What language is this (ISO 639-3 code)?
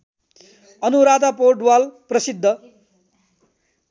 nep